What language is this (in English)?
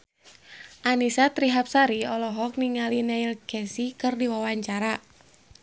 Sundanese